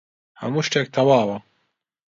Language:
Central Kurdish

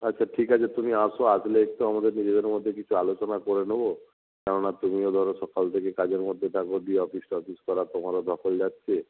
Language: Bangla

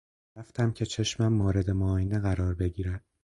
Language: Persian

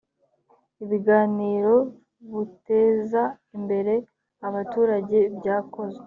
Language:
Kinyarwanda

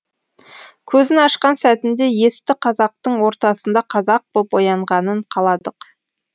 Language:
Kazakh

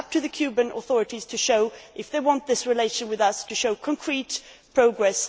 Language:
English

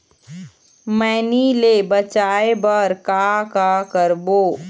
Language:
Chhattisgarhi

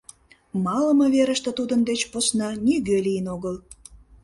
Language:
Mari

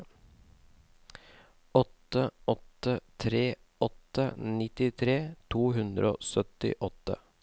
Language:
Norwegian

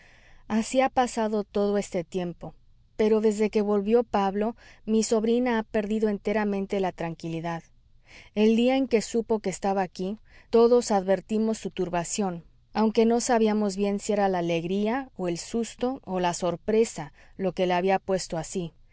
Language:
Spanish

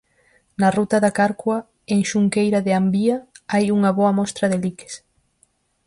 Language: Galician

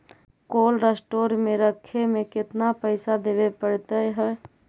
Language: Magahi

